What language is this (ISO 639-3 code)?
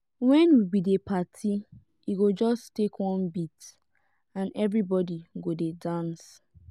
pcm